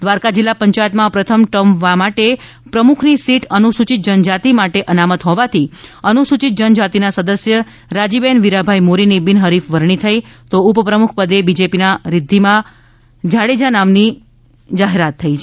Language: Gujarati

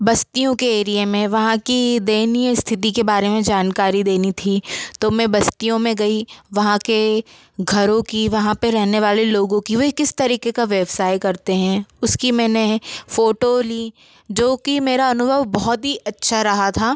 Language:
Hindi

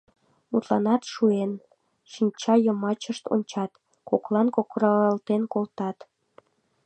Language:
Mari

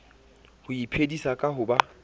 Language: Southern Sotho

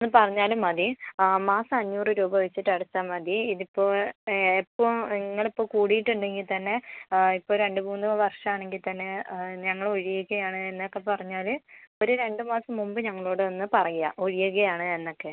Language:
Malayalam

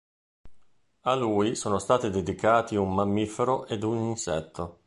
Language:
Italian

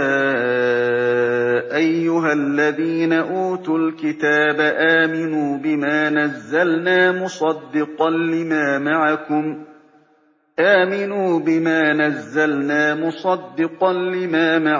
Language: Arabic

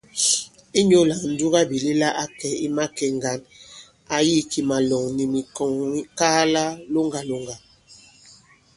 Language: Bankon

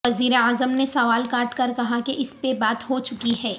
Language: Urdu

